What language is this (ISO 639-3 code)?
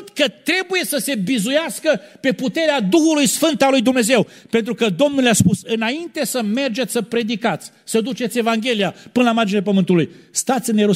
ron